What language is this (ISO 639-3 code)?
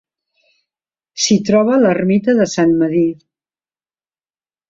cat